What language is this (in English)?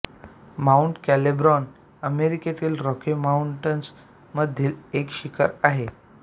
Marathi